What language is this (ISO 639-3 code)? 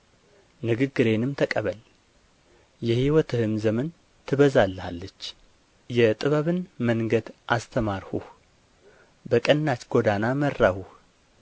amh